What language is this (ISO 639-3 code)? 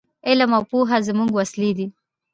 pus